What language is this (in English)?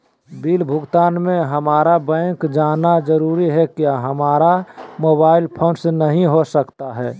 Magahi